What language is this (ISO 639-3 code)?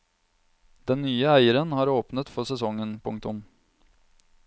nor